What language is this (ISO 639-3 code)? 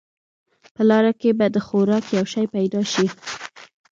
pus